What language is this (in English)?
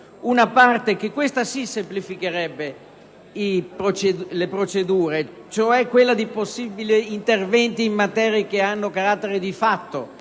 Italian